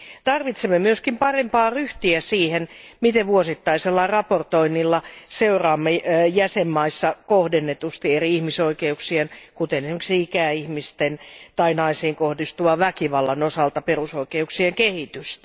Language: Finnish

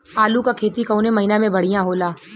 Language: Bhojpuri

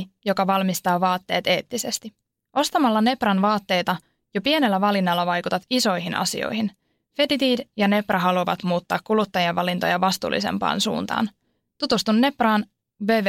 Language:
Finnish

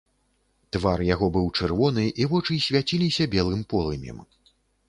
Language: Belarusian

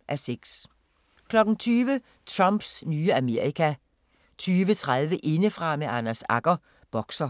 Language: Danish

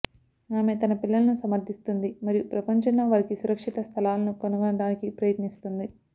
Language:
Telugu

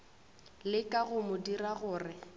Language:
Northern Sotho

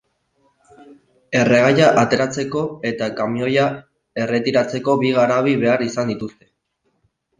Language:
Basque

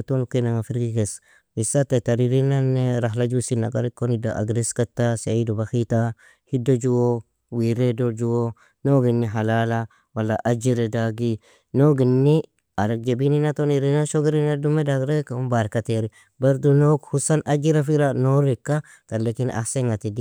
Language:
Nobiin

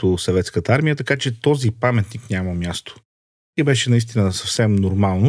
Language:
Bulgarian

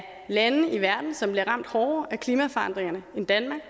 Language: Danish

